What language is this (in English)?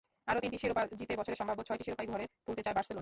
Bangla